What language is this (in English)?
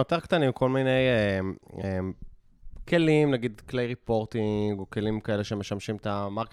Hebrew